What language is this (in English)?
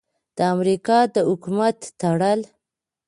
Pashto